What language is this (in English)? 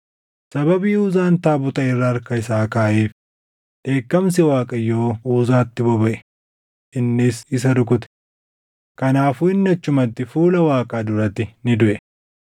Oromo